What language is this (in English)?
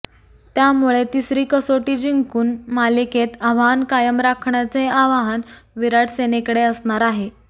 Marathi